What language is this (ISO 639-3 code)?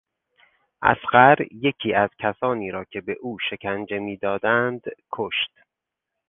fas